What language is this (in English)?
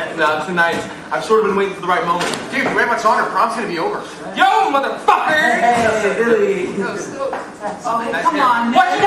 English